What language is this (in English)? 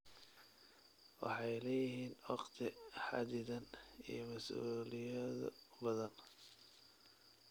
Somali